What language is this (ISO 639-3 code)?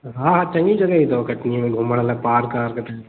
snd